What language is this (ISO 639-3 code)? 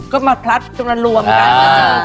tha